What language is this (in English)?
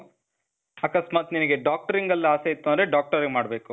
Kannada